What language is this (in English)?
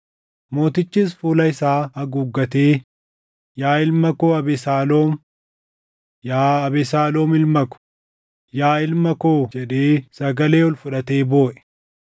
Oromo